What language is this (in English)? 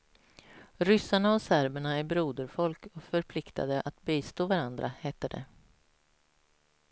Swedish